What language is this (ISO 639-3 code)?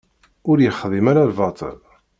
kab